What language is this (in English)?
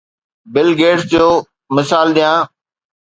Sindhi